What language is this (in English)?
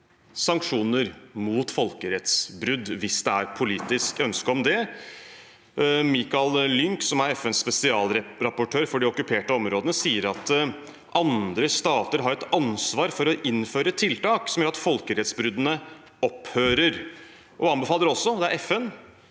Norwegian